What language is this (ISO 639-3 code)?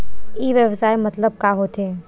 hne